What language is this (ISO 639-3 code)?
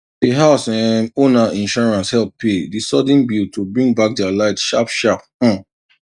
pcm